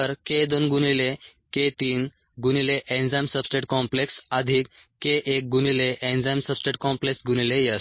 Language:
Marathi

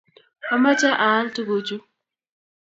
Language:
Kalenjin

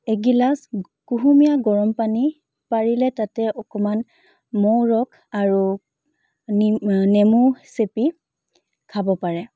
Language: Assamese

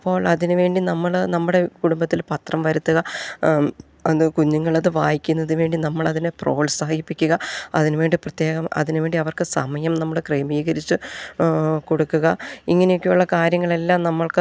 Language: Malayalam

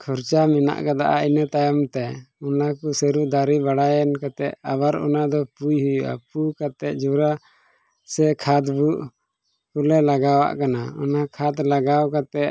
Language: Santali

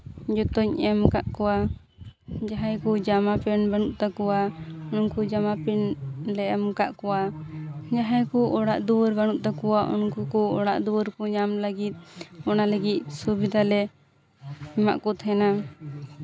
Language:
Santali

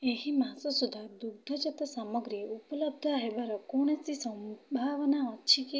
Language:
Odia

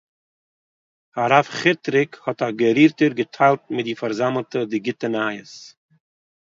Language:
Yiddish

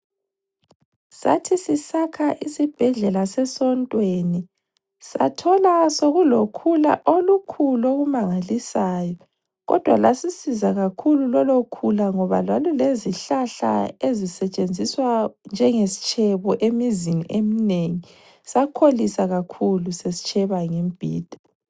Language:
North Ndebele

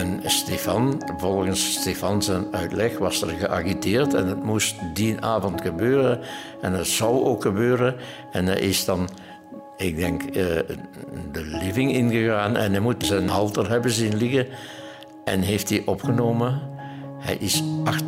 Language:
Dutch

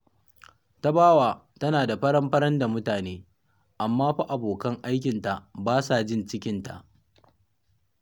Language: Hausa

